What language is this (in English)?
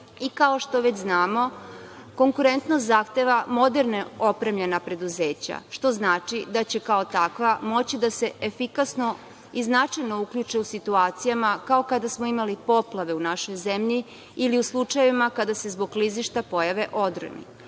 Serbian